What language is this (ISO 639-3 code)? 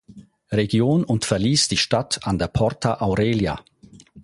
deu